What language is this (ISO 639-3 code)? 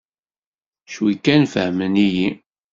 kab